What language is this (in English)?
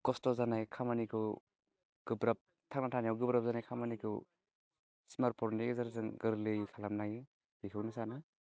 Bodo